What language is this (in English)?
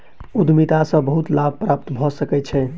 Maithili